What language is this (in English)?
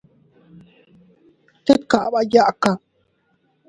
Teutila Cuicatec